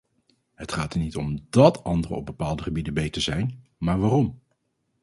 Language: Dutch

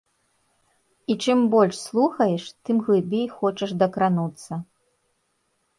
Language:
Belarusian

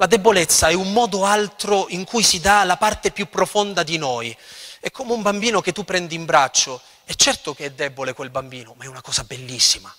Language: Italian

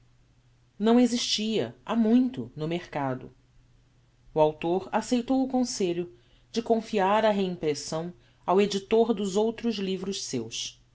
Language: Portuguese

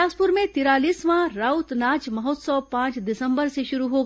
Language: Hindi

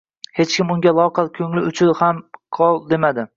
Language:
Uzbek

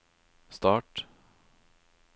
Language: Norwegian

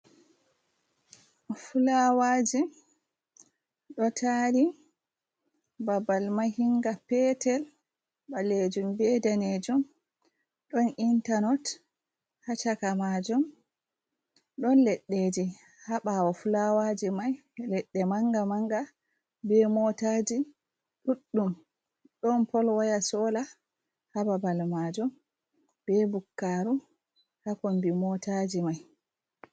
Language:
Fula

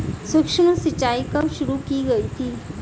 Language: Hindi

